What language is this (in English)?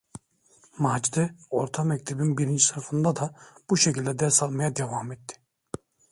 Turkish